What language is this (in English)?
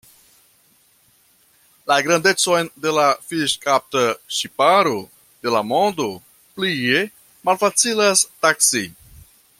Esperanto